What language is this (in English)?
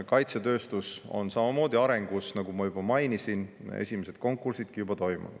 Estonian